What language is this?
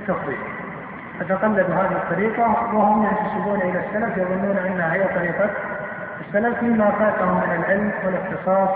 Arabic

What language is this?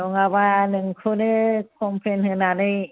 Bodo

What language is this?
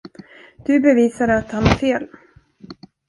Swedish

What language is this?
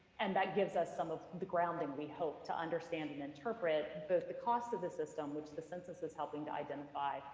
English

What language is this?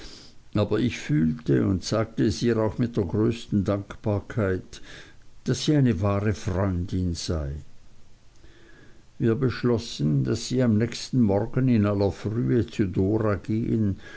German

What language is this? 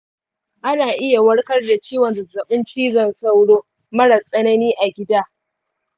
Hausa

